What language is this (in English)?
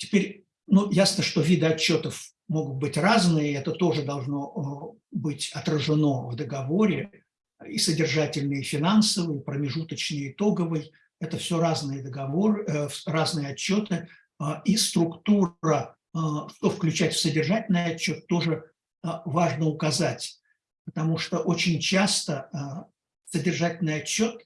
Russian